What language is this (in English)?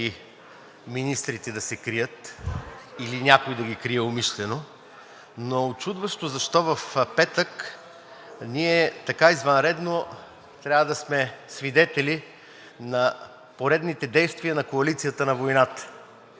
Bulgarian